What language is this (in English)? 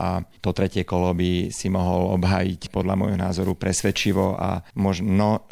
Slovak